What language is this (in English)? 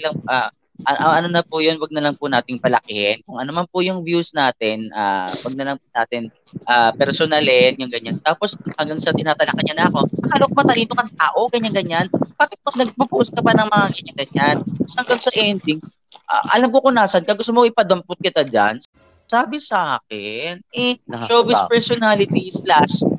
Filipino